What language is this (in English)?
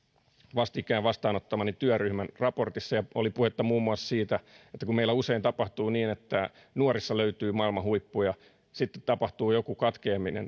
Finnish